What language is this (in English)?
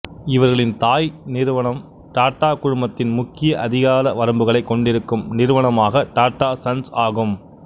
Tamil